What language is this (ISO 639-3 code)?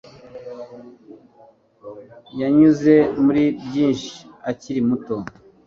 kin